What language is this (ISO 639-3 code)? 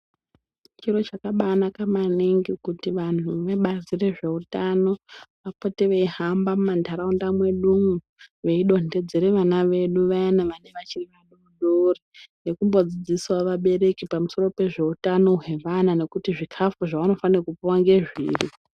ndc